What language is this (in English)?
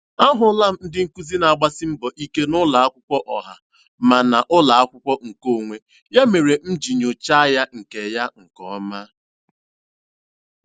Igbo